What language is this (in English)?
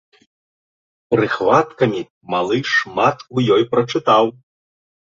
Belarusian